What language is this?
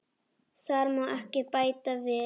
Icelandic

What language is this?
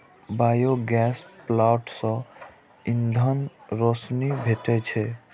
Maithili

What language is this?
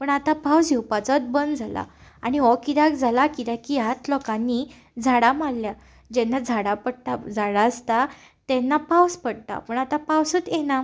Konkani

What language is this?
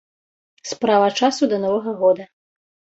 Belarusian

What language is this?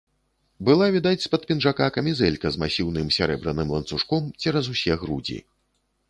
Belarusian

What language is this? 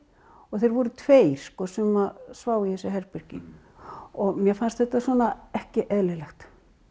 Icelandic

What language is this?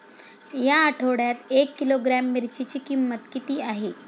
Marathi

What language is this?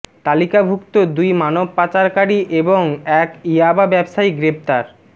Bangla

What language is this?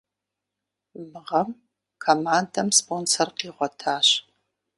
Kabardian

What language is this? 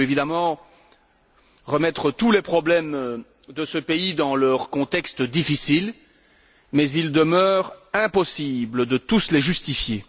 French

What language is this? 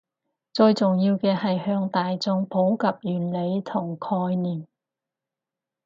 Cantonese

